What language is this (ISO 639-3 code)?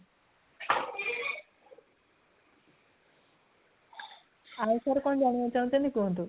ori